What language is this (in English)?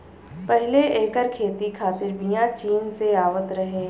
Bhojpuri